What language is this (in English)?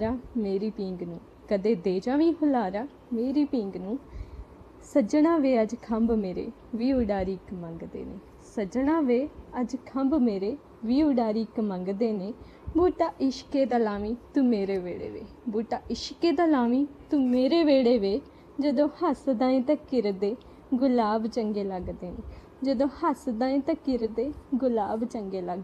Punjabi